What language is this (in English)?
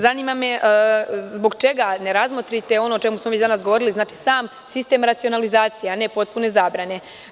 Serbian